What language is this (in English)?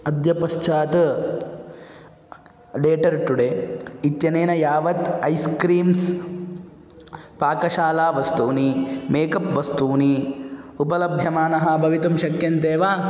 Sanskrit